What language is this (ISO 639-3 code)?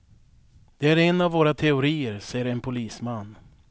swe